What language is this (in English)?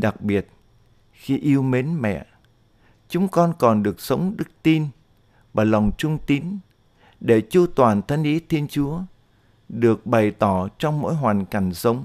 Vietnamese